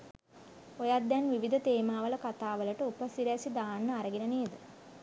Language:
Sinhala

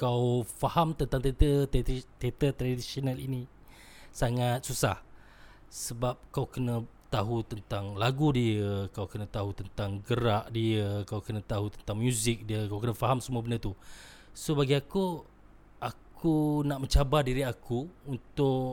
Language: Malay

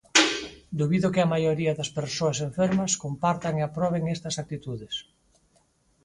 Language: Galician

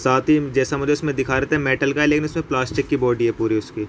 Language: Urdu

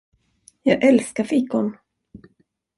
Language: Swedish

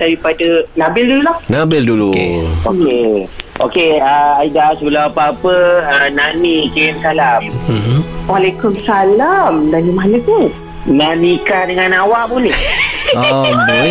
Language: Malay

